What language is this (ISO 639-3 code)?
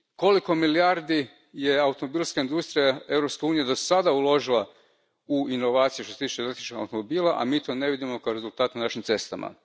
hrv